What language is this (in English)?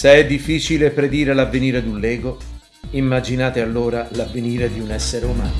Italian